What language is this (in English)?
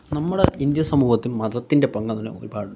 Malayalam